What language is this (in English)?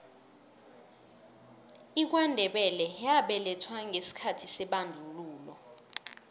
South Ndebele